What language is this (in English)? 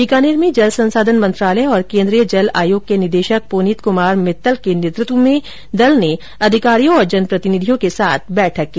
Hindi